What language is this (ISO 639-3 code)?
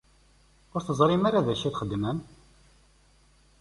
kab